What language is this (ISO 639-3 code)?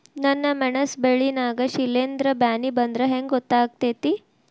kan